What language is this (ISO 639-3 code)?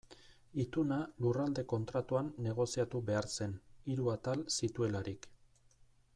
eus